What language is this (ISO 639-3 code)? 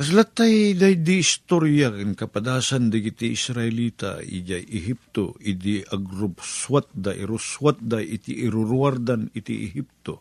fil